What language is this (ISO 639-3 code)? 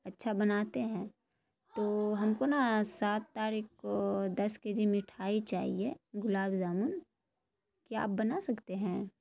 urd